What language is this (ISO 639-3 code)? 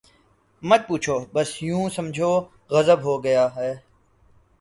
urd